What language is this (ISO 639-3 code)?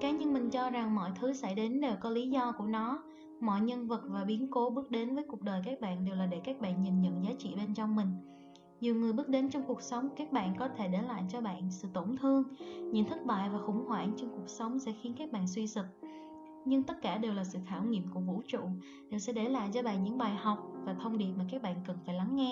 vie